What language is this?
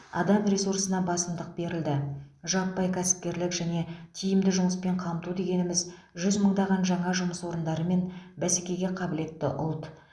Kazakh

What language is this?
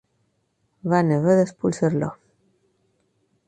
Catalan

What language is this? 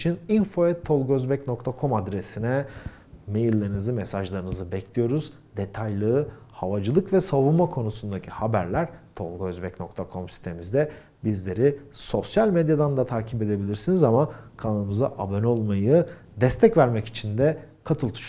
Turkish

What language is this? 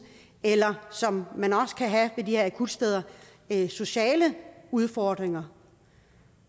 Danish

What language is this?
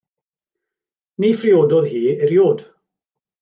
Welsh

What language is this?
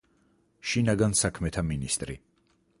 Georgian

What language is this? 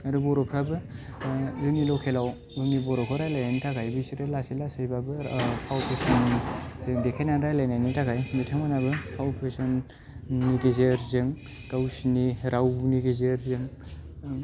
Bodo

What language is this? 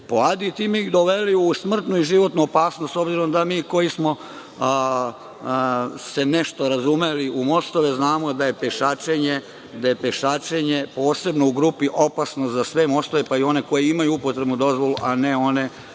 Serbian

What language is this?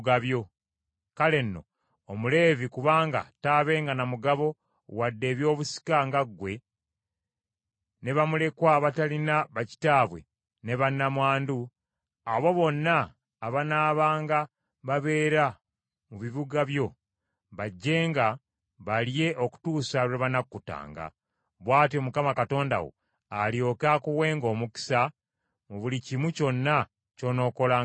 Ganda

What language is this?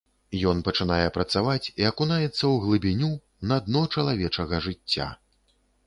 Belarusian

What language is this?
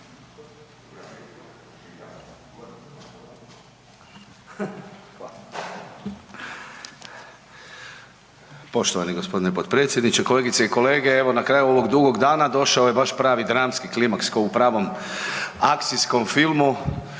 Croatian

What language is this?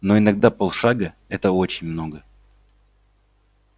Russian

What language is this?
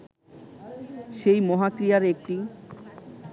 Bangla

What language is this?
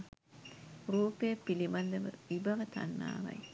Sinhala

